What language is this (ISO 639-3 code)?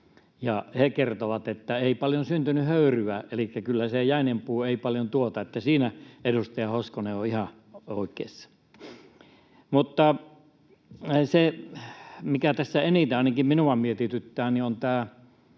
fin